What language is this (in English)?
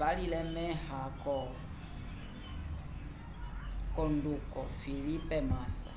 Umbundu